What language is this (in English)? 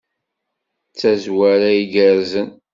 Kabyle